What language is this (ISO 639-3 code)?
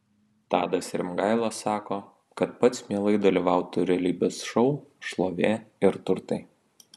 lit